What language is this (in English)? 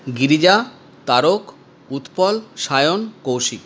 Bangla